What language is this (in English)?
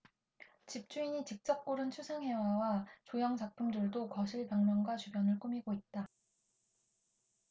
Korean